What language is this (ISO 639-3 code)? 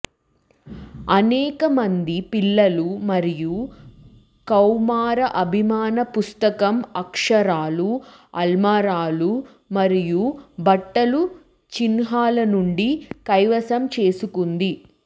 tel